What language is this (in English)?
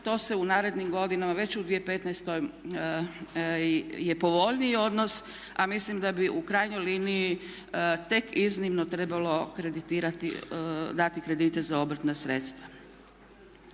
Croatian